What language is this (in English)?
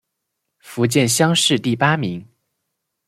Chinese